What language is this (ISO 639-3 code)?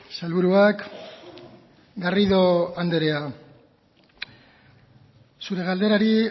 eus